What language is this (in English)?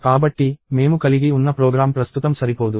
Telugu